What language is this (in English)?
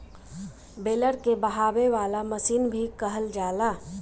Bhojpuri